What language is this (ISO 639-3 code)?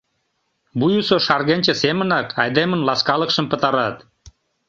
chm